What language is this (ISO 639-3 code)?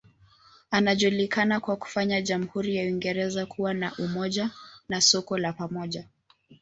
swa